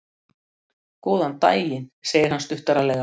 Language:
Icelandic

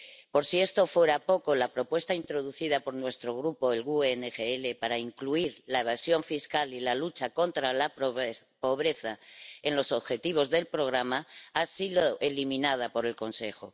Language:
Spanish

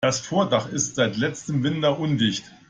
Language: German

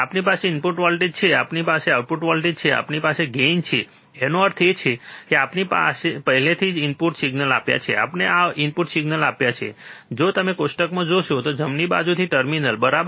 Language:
Gujarati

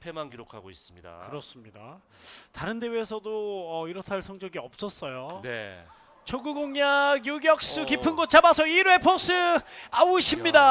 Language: Korean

